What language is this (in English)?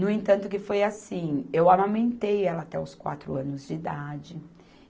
Portuguese